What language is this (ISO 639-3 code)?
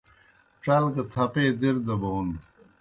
plk